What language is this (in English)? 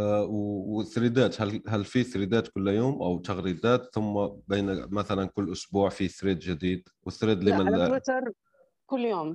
Arabic